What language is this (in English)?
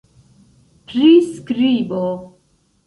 Esperanto